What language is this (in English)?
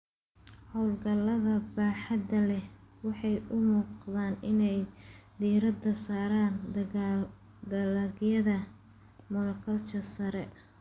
Somali